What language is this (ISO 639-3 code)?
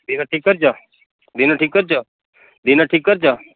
ori